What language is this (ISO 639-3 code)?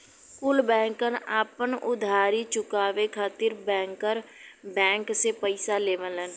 bho